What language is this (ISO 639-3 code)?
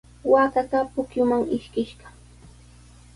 qws